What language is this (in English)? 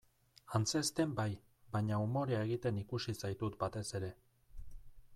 Basque